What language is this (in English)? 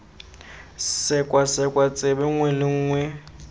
Tswana